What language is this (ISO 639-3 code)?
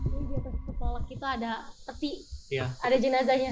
ind